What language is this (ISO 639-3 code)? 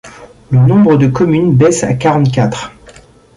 fra